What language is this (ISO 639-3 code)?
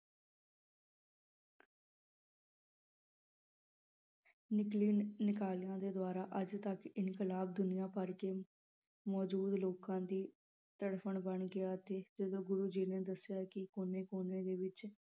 pan